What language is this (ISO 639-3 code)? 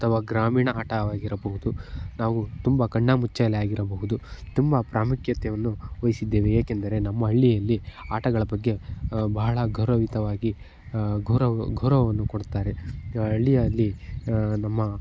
kan